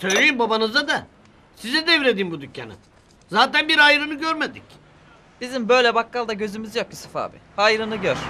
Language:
Turkish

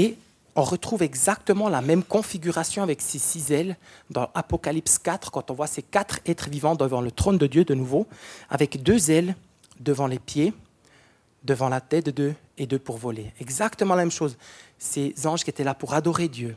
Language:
French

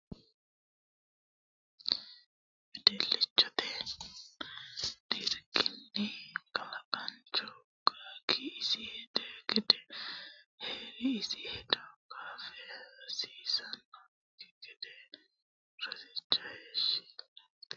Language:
Sidamo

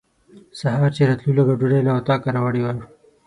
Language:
Pashto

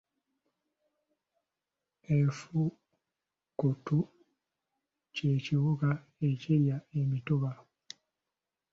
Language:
Ganda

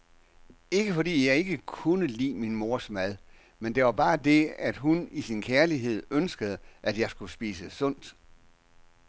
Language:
Danish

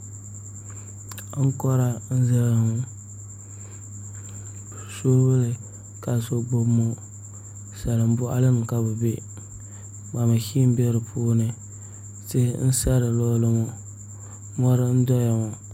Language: Dagbani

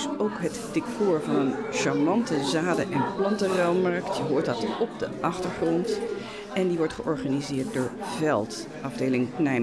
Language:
Dutch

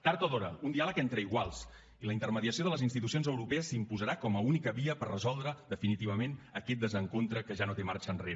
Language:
Catalan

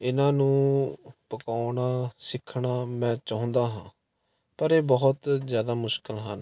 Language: Punjabi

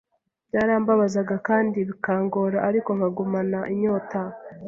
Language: Kinyarwanda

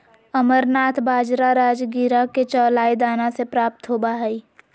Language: Magahi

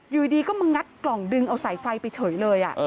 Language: Thai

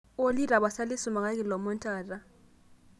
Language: Masai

